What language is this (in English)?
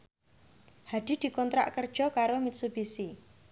Javanese